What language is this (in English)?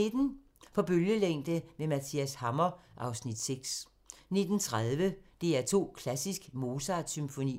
Danish